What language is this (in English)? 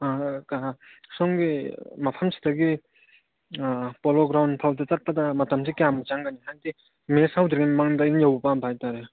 Manipuri